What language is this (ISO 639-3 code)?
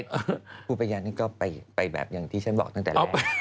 tha